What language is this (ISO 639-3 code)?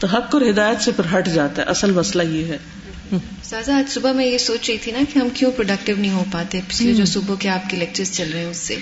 urd